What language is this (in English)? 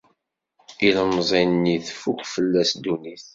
Kabyle